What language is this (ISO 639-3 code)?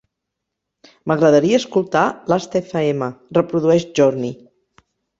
cat